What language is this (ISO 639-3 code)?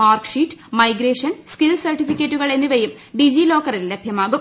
mal